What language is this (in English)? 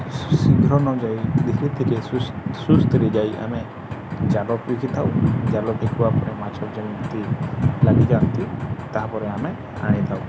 Odia